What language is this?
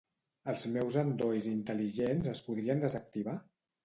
Catalan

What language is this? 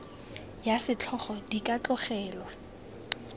Tswana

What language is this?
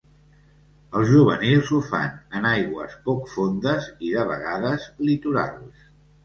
Catalan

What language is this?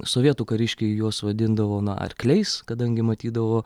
Lithuanian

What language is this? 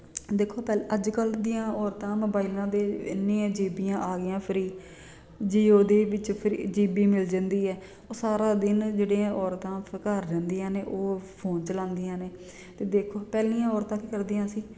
Punjabi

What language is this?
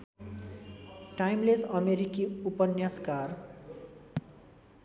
Nepali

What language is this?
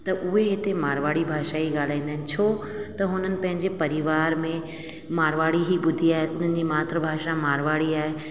Sindhi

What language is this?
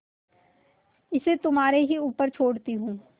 Hindi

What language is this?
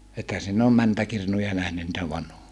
Finnish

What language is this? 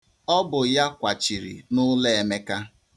Igbo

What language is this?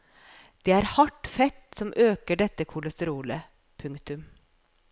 Norwegian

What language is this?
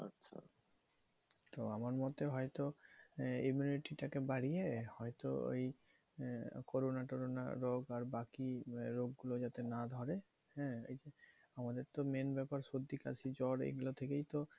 Bangla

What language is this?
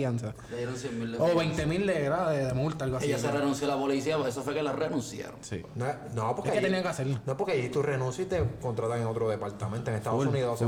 Spanish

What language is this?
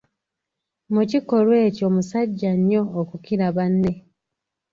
Ganda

